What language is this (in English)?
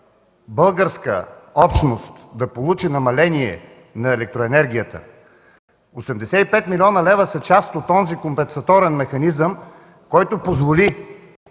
Bulgarian